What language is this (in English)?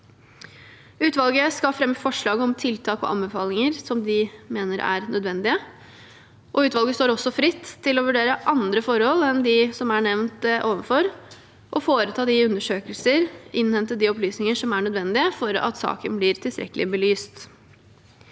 Norwegian